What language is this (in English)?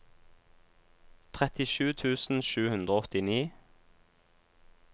Norwegian